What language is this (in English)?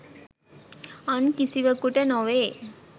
Sinhala